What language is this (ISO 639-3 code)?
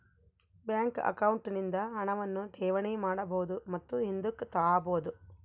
kan